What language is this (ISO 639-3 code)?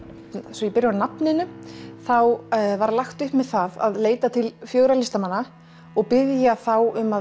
isl